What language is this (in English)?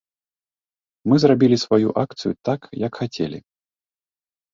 Belarusian